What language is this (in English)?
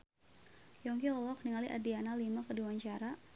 Sundanese